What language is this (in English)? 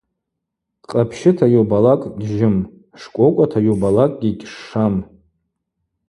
Abaza